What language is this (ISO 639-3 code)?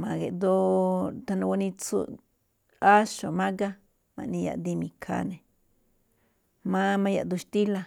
tcf